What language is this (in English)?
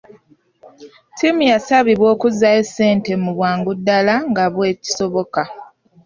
Ganda